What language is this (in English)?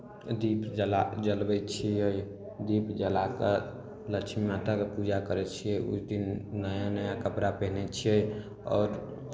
Maithili